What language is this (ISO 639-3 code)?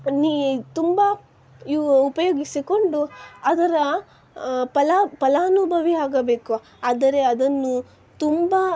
kan